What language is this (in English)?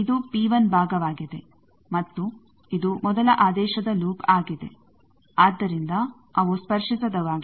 Kannada